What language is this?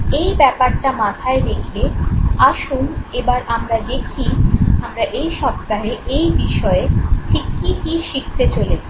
Bangla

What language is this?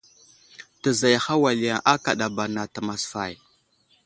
Wuzlam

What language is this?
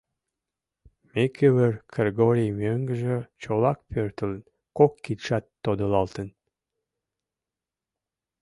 Mari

